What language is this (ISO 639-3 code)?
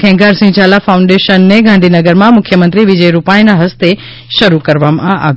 guj